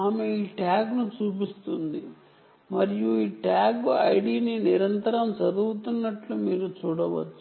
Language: Telugu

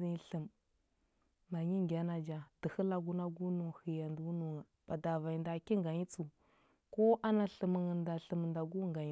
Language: Huba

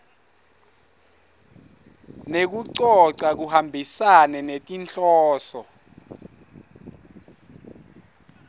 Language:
Swati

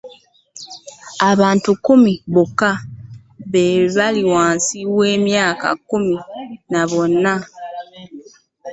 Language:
Ganda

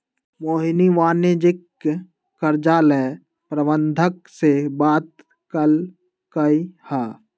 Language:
Magahi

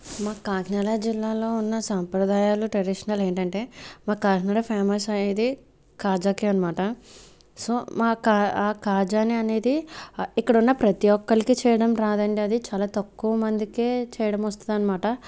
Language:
Telugu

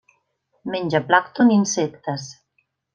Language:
Catalan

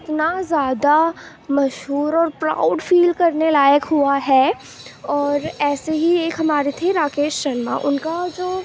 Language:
Urdu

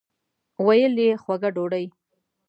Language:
Pashto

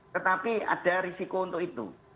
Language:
Indonesian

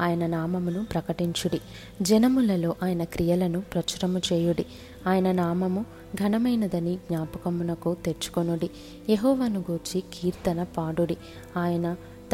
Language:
Telugu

